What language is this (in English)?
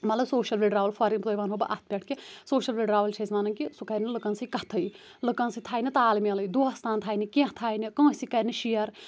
Kashmiri